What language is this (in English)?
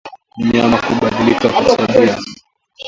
Swahili